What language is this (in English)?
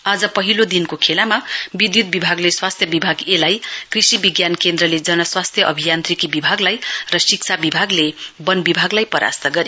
Nepali